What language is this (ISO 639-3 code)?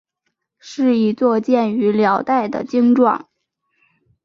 zho